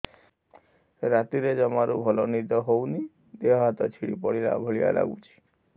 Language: Odia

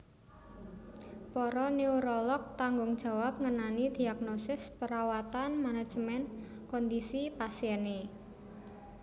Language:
Javanese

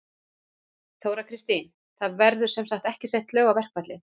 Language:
Icelandic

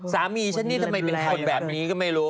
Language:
Thai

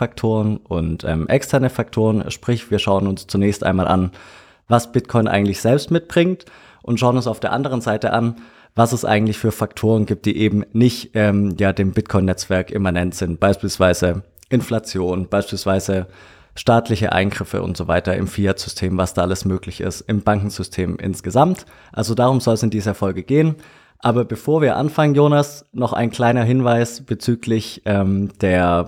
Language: German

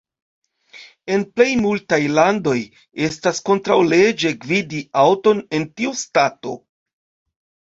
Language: Esperanto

